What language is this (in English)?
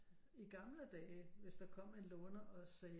Danish